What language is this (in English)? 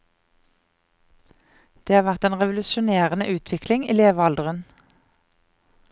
Norwegian